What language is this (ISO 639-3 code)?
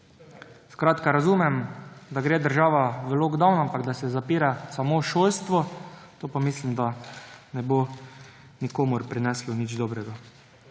slv